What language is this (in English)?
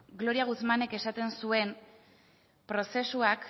Basque